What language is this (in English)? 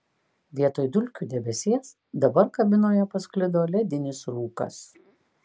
Lithuanian